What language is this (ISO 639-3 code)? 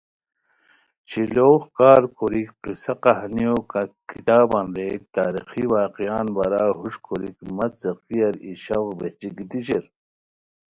khw